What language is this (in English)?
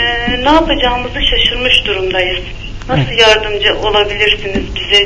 Turkish